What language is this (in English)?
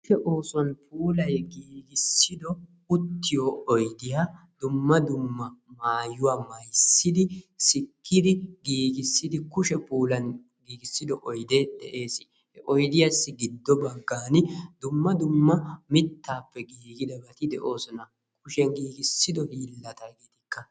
Wolaytta